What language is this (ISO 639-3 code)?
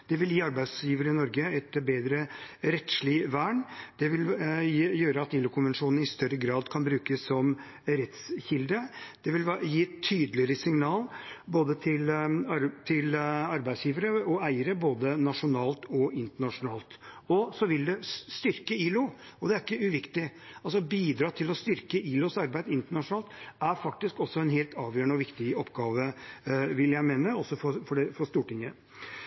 nob